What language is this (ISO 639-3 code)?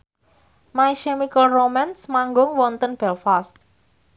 jav